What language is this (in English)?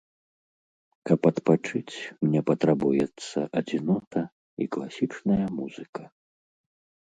Belarusian